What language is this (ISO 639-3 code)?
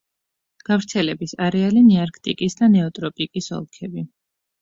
kat